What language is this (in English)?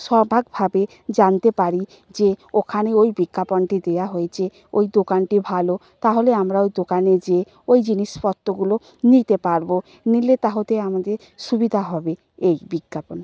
Bangla